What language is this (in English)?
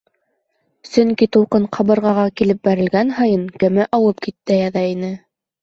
Bashkir